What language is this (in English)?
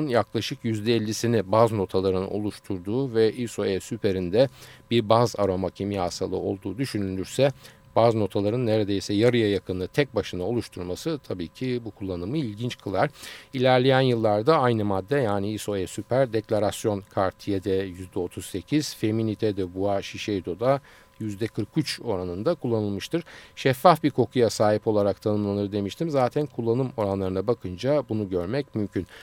Turkish